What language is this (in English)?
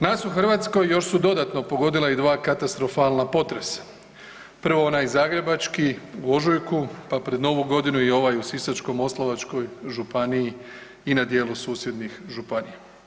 Croatian